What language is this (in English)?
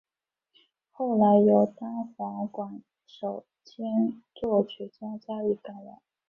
Chinese